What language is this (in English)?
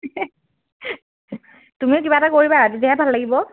Assamese